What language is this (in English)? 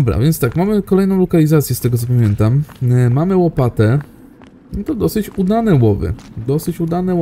Polish